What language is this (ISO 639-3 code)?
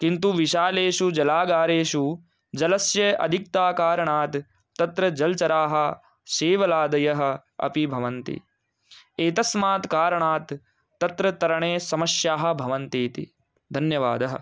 san